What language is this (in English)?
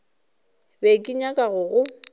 Northern Sotho